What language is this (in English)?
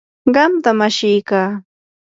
Yanahuanca Pasco Quechua